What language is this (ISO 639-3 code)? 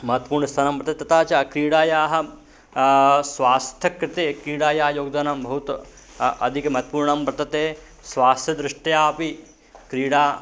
san